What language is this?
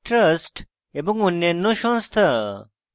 Bangla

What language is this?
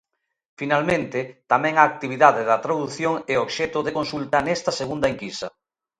Galician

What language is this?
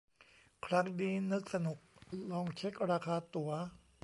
Thai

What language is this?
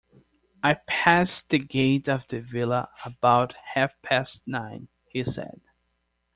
English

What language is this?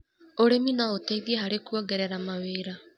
Kikuyu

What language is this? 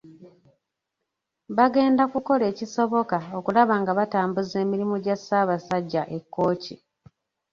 Ganda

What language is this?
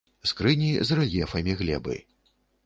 Belarusian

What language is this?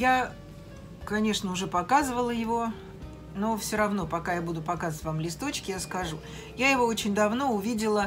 Russian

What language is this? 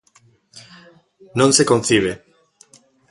Galician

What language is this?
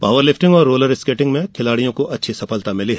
Hindi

